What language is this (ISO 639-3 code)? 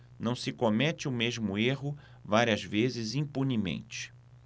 por